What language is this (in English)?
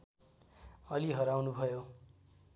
Nepali